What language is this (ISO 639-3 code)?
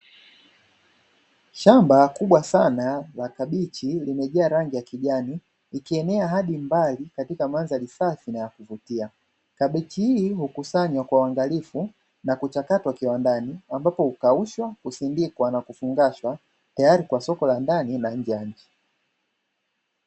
swa